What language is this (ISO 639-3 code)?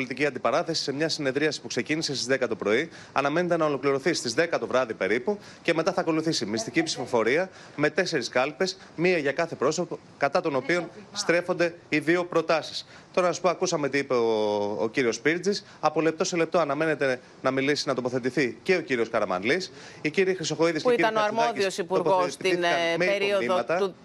ell